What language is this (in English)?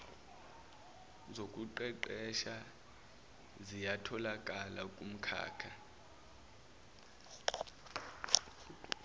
Zulu